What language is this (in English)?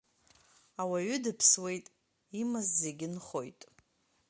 Abkhazian